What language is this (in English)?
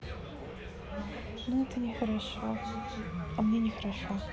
Russian